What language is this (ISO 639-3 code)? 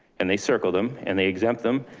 eng